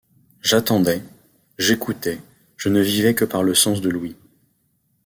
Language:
French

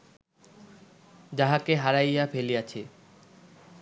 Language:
Bangla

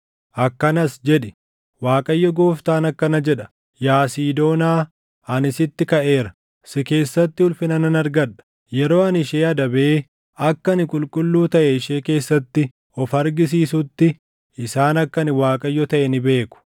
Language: Oromo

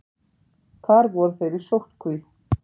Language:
Icelandic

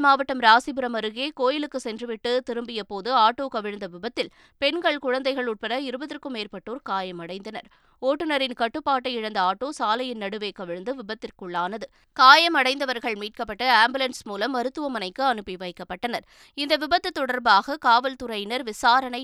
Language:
Tamil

